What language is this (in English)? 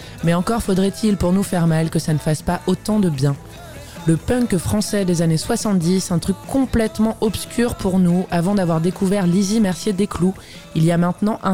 French